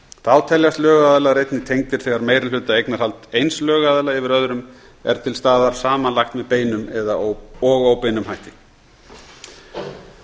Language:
Icelandic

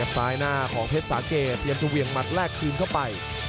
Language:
Thai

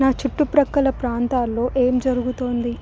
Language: Telugu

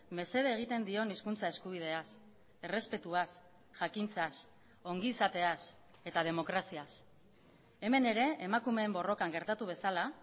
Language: Basque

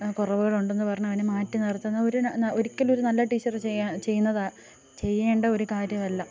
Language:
Malayalam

